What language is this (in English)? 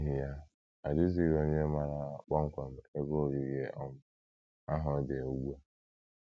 Igbo